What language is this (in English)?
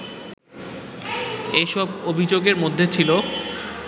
Bangla